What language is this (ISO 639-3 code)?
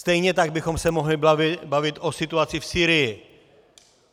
ces